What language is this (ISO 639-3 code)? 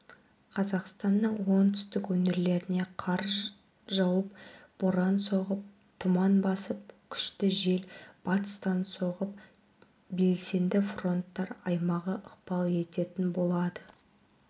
kaz